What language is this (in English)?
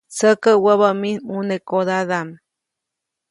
Copainalá Zoque